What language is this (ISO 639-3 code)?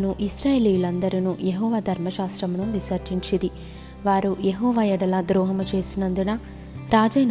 tel